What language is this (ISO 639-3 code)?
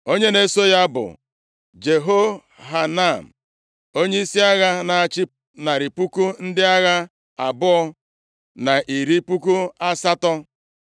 ibo